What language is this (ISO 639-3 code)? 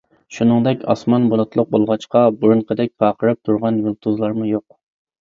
uig